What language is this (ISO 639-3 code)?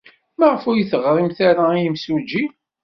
kab